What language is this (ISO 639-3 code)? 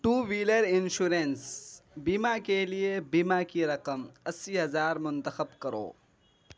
urd